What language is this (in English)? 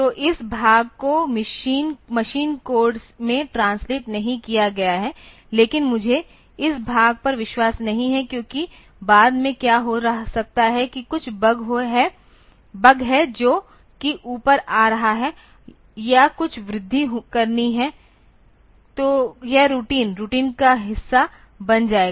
Hindi